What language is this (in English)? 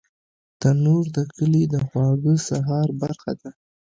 Pashto